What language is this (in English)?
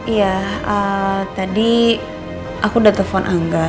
Indonesian